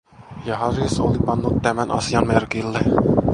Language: Finnish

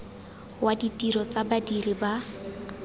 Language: Tswana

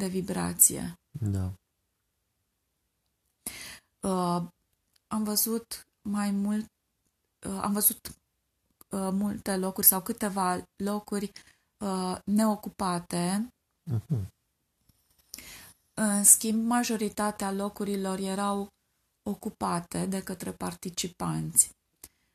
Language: Romanian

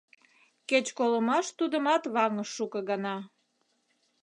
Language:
Mari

